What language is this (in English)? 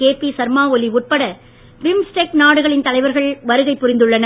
Tamil